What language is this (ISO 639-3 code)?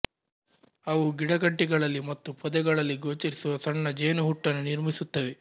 kan